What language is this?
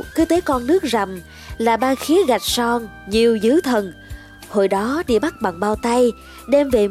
Vietnamese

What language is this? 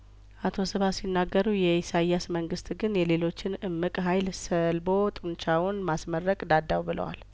Amharic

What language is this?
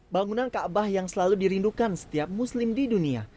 Indonesian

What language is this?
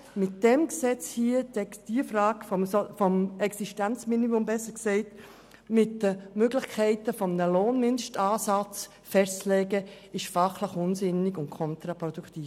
Swiss German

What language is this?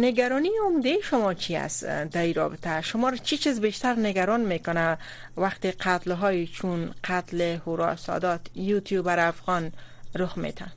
Persian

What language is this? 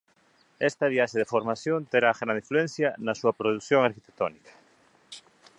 Galician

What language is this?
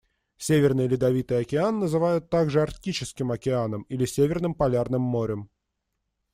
Russian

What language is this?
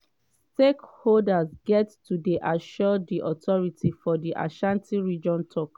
Nigerian Pidgin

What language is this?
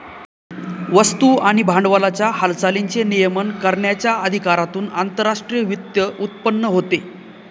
Marathi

